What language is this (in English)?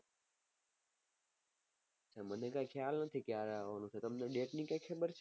Gujarati